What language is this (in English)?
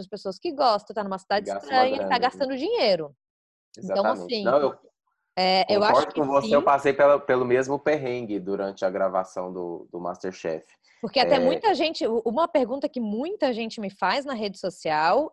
Portuguese